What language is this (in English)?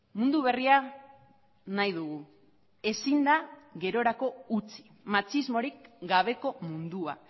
Basque